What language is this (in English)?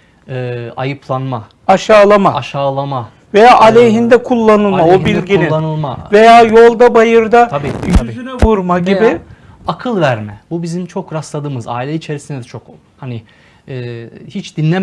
Turkish